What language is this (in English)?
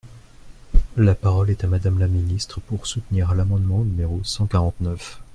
French